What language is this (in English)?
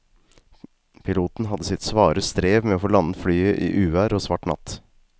Norwegian